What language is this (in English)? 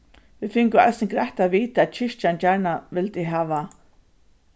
Faroese